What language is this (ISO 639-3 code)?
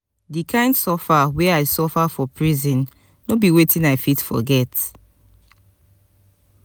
pcm